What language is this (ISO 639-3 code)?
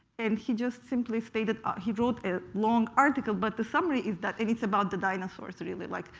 eng